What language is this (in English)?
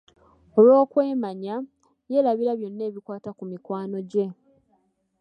Ganda